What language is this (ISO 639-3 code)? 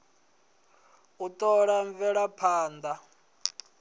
ven